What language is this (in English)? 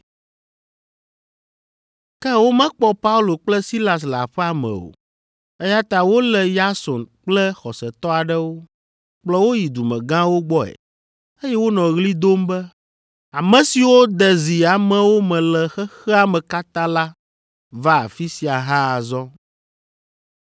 Ewe